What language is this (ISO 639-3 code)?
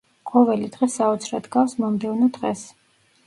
kat